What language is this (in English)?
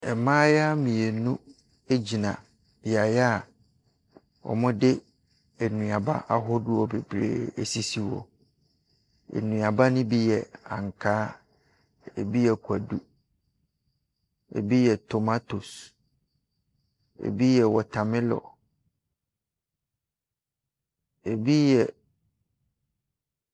Akan